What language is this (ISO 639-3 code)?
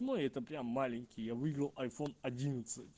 rus